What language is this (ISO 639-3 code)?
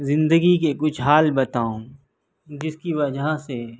urd